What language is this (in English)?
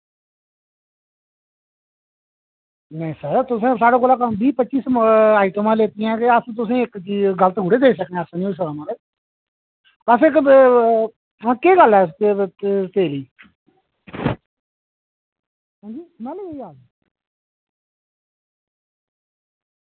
Dogri